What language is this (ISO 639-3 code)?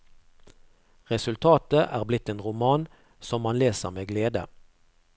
nor